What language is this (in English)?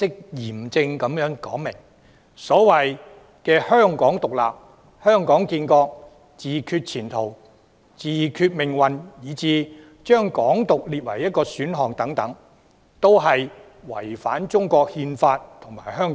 Cantonese